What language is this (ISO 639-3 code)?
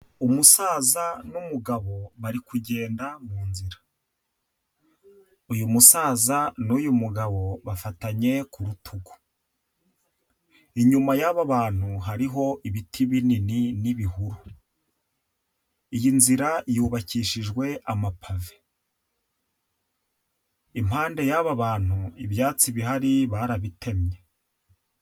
kin